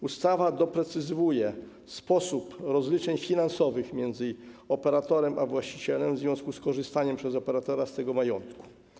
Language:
Polish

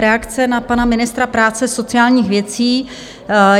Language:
Czech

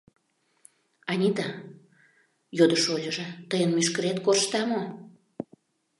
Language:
Mari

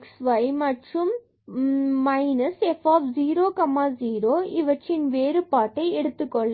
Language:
Tamil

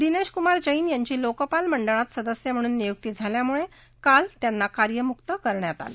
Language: Marathi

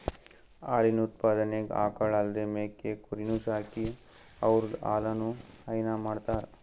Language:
Kannada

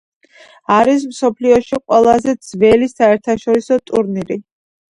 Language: Georgian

